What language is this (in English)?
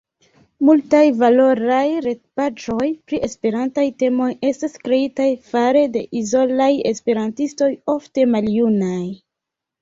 Esperanto